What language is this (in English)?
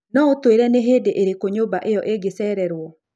Kikuyu